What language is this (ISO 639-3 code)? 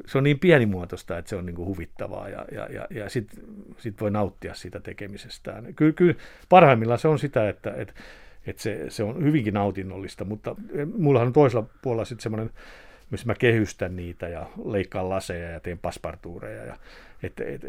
fin